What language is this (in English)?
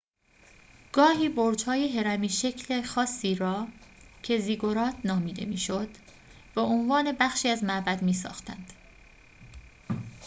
Persian